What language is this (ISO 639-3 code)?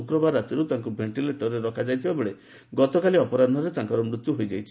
ori